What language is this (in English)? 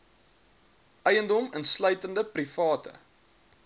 Afrikaans